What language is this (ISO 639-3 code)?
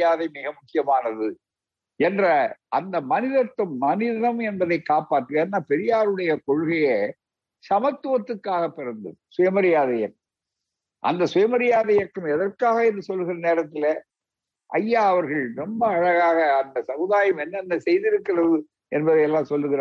tam